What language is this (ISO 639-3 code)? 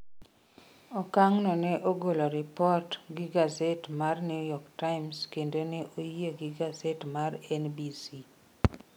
luo